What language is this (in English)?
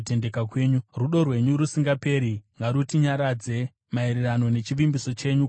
Shona